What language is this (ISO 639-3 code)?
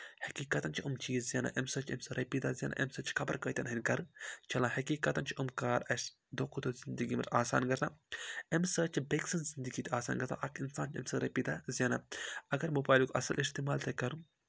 kas